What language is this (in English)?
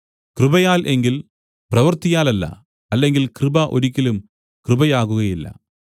Malayalam